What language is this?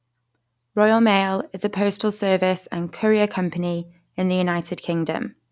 English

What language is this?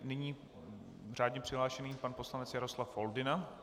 Czech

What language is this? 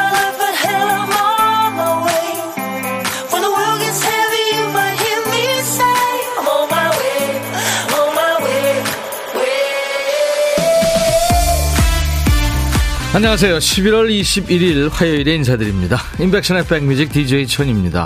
Korean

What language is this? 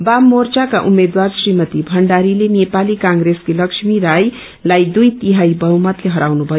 Nepali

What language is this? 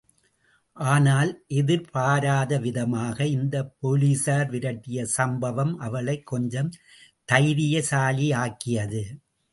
Tamil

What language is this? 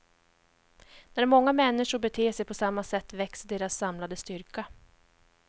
Swedish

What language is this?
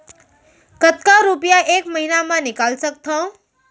Chhattisgarhi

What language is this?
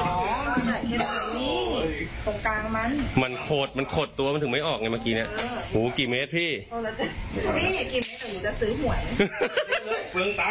Thai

